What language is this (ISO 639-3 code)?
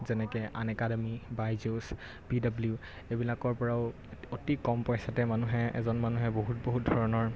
asm